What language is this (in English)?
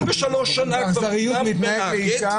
Hebrew